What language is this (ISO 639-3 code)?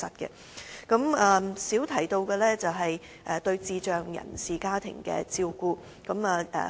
yue